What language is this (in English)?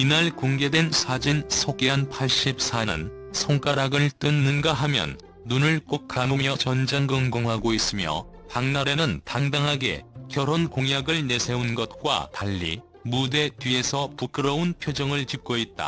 Korean